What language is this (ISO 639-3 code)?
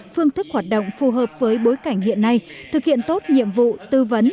vie